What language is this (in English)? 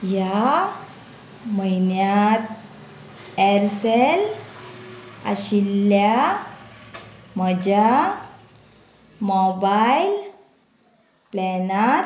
Konkani